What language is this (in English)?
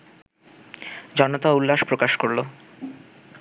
Bangla